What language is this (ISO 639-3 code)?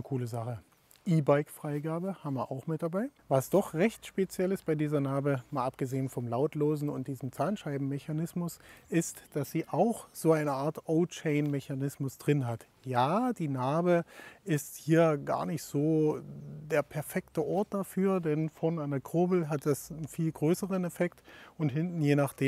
deu